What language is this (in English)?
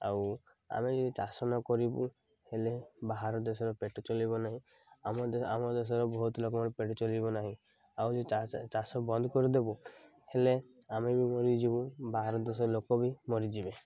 Odia